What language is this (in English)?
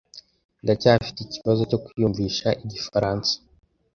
Kinyarwanda